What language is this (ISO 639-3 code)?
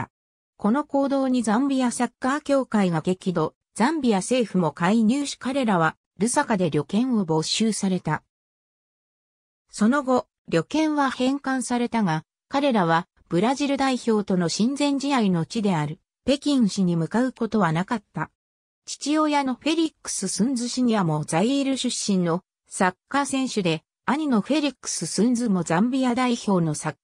jpn